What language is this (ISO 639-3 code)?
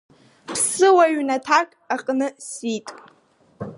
abk